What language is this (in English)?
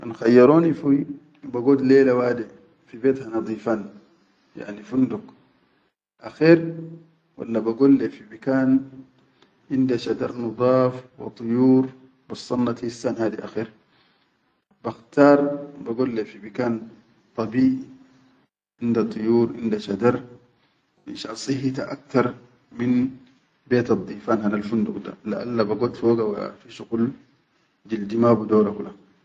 Chadian Arabic